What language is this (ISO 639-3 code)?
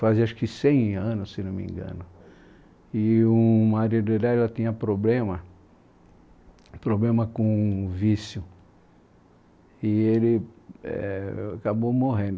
por